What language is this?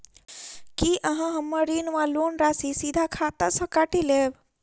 Maithili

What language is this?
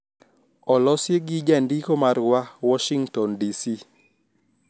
Luo (Kenya and Tanzania)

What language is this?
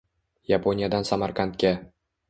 Uzbek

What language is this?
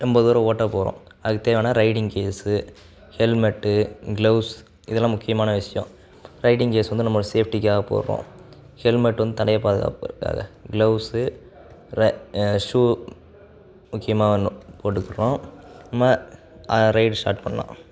Tamil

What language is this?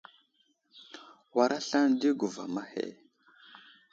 Wuzlam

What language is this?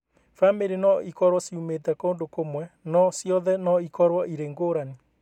Kikuyu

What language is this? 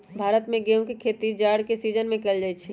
Magahi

